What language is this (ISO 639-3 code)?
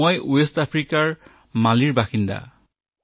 asm